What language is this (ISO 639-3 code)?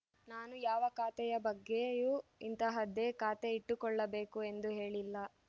kan